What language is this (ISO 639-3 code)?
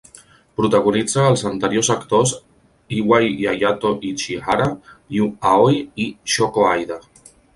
cat